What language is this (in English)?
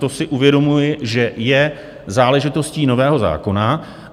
Czech